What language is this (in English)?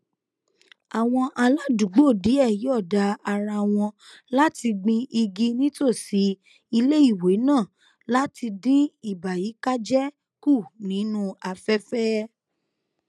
Yoruba